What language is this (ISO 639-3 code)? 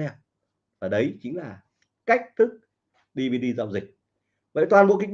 vie